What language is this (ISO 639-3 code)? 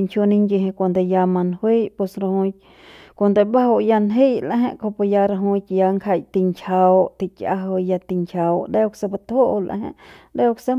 pbs